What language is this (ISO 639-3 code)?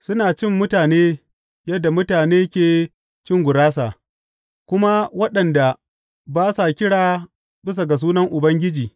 hau